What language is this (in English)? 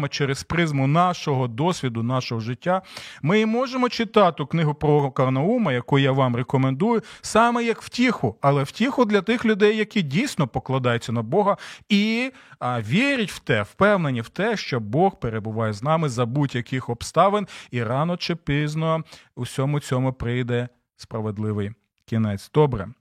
Ukrainian